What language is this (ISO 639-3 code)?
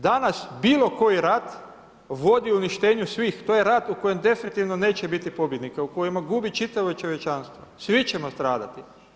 hrv